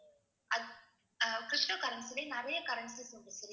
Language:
Tamil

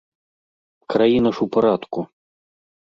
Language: Belarusian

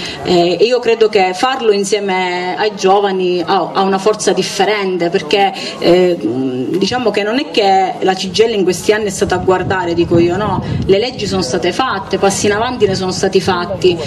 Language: Italian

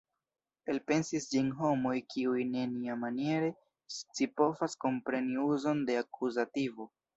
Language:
Esperanto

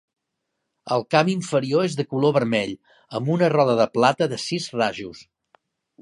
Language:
Catalan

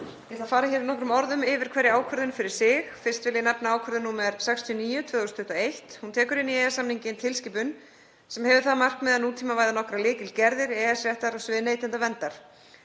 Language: Icelandic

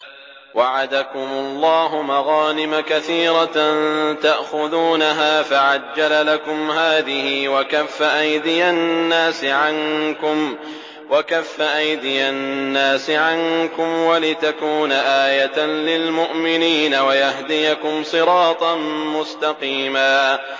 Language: Arabic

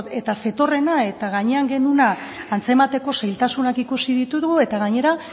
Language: Basque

